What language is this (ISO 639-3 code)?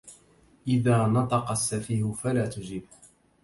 ara